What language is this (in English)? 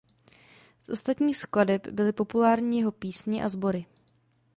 Czech